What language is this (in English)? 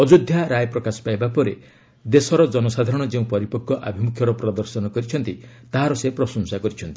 Odia